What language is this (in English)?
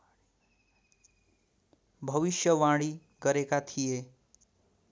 Nepali